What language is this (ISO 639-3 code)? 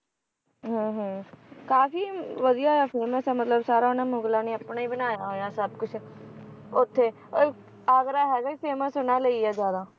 pan